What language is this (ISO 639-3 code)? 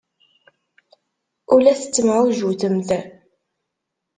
kab